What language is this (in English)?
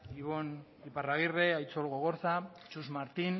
Basque